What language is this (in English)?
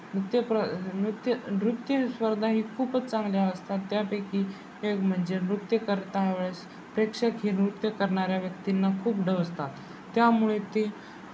Marathi